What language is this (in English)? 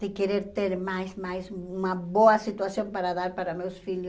Portuguese